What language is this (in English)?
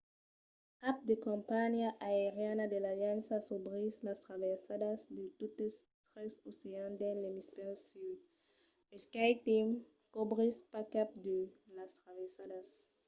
Occitan